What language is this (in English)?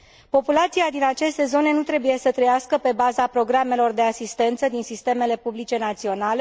Romanian